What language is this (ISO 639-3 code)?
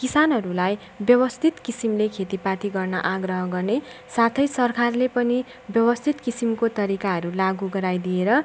nep